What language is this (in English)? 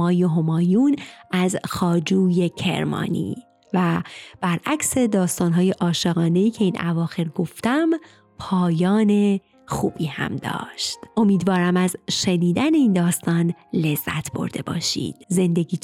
Persian